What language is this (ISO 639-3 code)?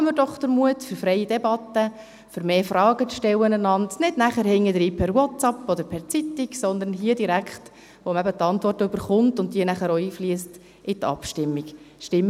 gsw